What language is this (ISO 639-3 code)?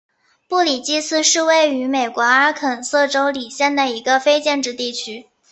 zho